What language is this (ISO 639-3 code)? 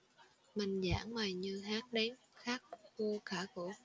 vie